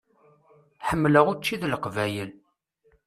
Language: Kabyle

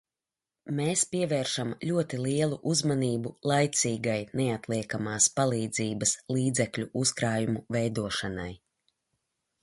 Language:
Latvian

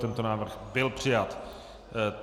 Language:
Czech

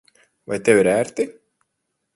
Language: Latvian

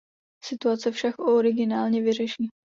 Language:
Czech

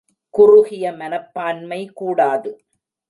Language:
Tamil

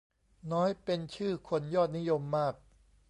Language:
Thai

